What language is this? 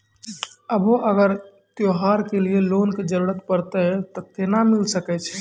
Maithili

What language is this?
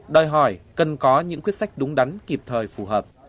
Vietnamese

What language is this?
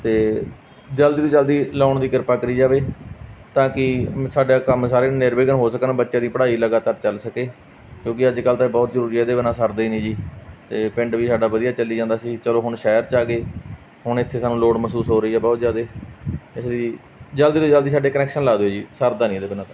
Punjabi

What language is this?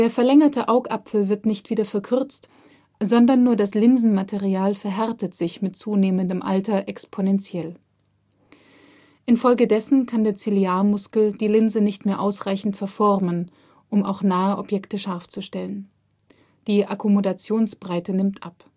German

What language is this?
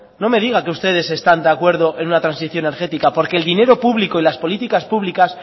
Spanish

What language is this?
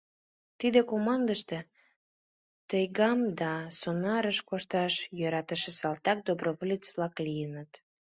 Mari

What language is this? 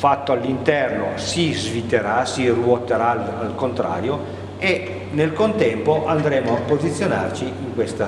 Italian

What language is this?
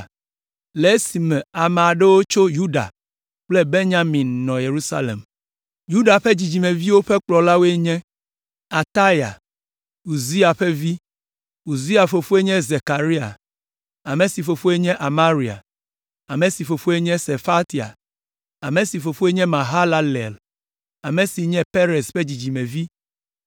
Ewe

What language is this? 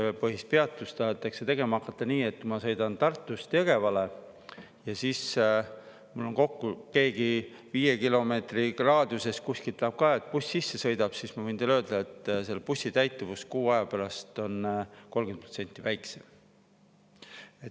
Estonian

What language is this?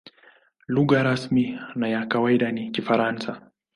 Swahili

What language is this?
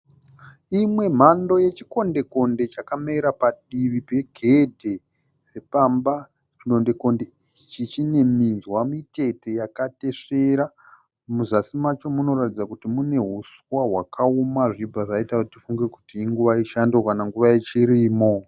Shona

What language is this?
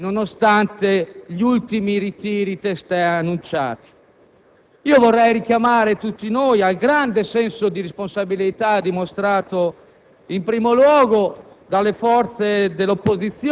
Italian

